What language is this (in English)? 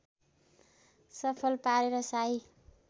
Nepali